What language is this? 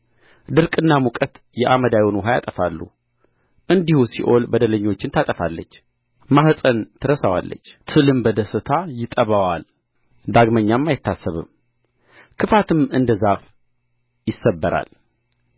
Amharic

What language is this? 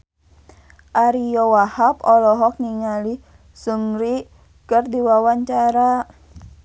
Sundanese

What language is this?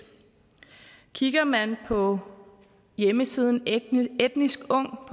Danish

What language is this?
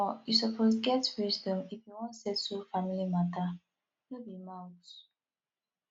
Nigerian Pidgin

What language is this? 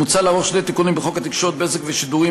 Hebrew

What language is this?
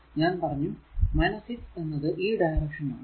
Malayalam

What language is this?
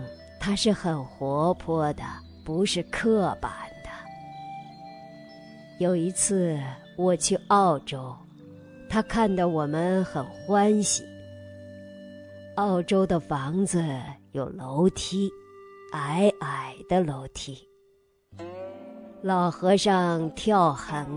Chinese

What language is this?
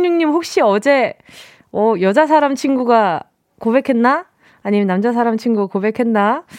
Korean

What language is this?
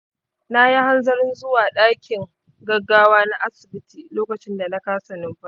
Hausa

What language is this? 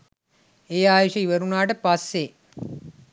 Sinhala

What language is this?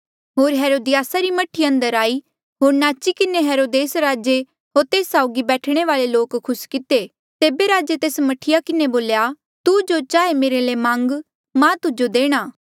Mandeali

